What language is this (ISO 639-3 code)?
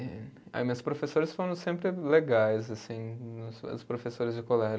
por